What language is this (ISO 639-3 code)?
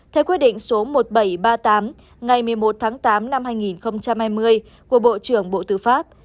vie